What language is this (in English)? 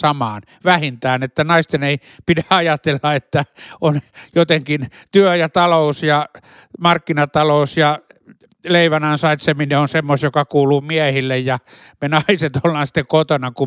Finnish